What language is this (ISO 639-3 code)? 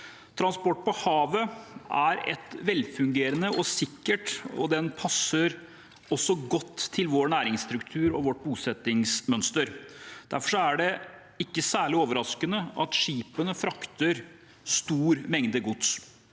nor